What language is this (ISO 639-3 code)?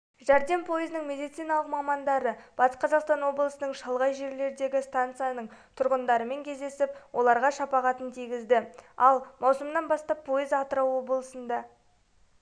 kaz